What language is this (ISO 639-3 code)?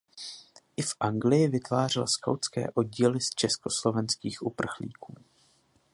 ces